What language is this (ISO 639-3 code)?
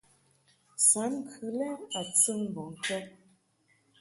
mhk